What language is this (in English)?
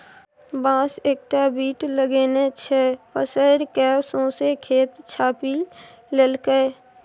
Maithili